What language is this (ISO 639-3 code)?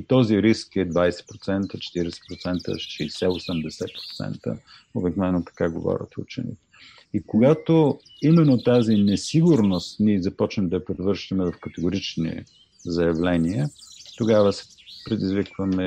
bul